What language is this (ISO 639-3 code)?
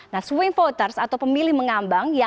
ind